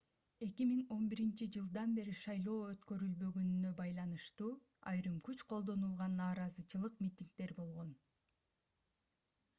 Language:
Kyrgyz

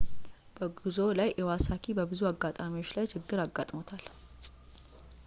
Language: Amharic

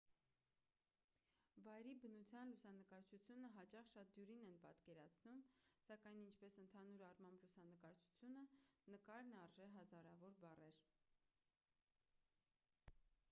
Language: Armenian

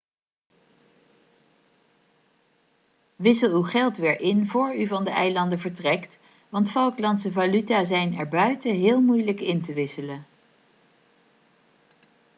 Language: Dutch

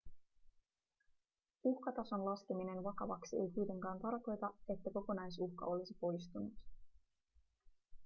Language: Finnish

